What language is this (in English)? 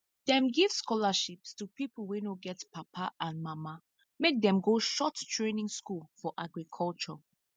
Nigerian Pidgin